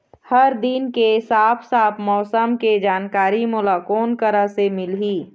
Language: Chhattisgarhi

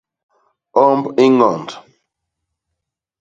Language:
Basaa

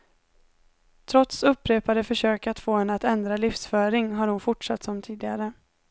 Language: Swedish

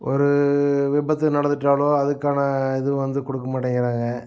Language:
Tamil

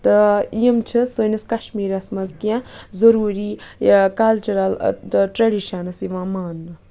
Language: Kashmiri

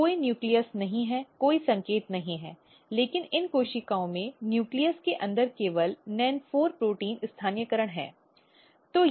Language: Hindi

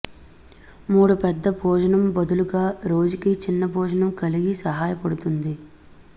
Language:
Telugu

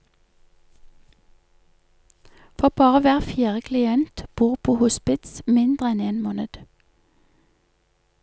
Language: Norwegian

